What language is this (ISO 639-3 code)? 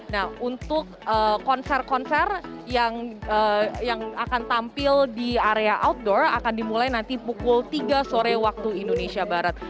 ind